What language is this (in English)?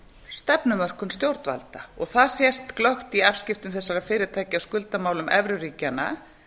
Icelandic